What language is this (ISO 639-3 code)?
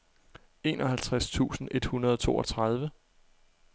dan